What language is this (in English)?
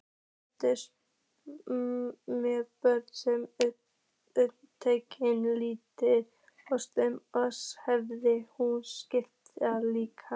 Icelandic